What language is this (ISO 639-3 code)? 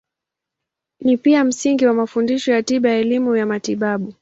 swa